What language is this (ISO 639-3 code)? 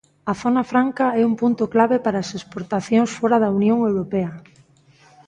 glg